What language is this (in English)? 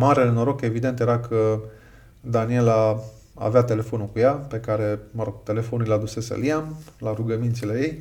Romanian